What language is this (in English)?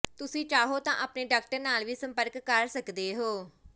Punjabi